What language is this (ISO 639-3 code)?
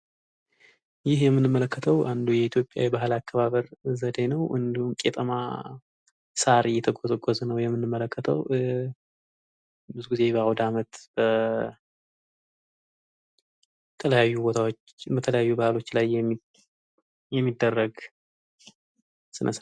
amh